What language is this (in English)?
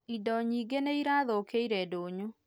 Kikuyu